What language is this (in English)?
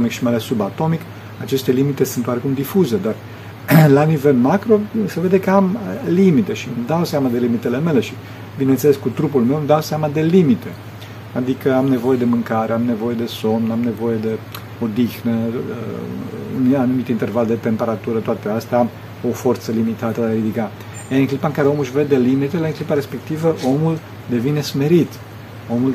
Romanian